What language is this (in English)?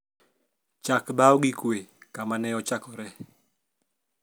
Luo (Kenya and Tanzania)